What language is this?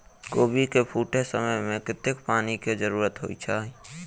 Maithili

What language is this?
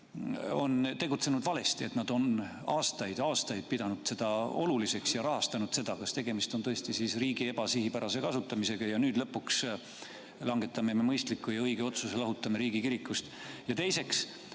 Estonian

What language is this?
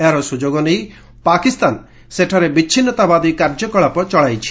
Odia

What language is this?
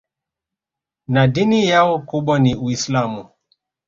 Swahili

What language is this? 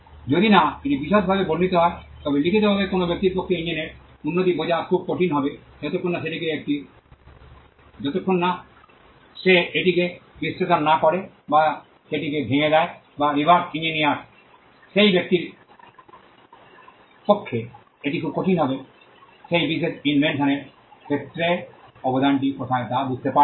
Bangla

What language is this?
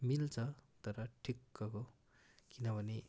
Nepali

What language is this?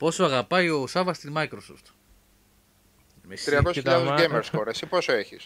Greek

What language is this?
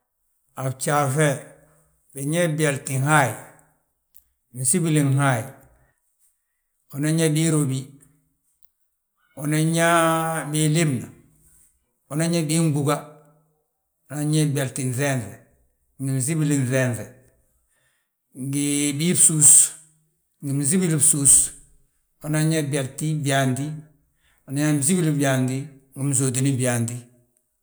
Balanta-Ganja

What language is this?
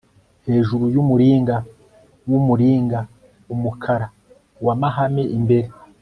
Kinyarwanda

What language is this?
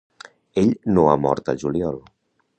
Catalan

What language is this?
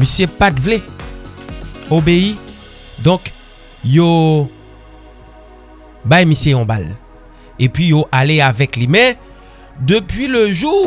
French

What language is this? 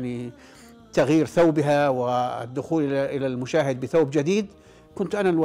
Arabic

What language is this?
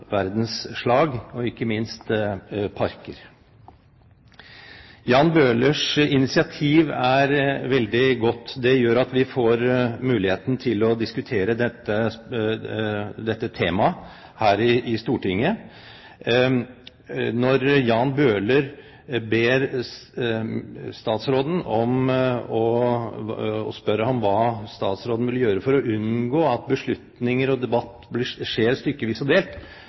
Norwegian Bokmål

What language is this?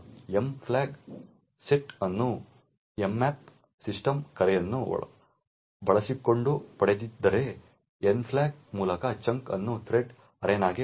Kannada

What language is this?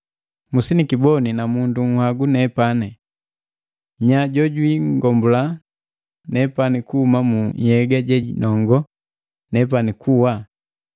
Matengo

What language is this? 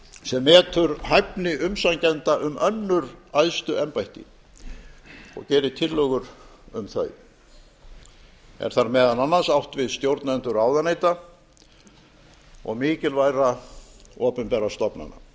Icelandic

